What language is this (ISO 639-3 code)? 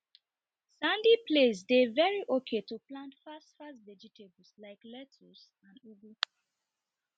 pcm